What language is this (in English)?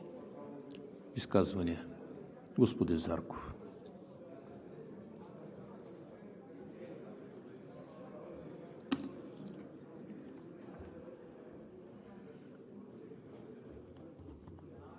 Bulgarian